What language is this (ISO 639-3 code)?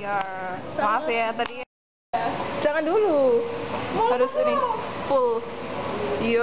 ind